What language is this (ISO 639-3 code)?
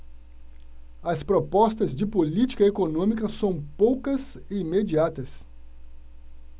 por